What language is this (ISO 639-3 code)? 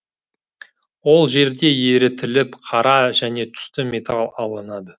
kaz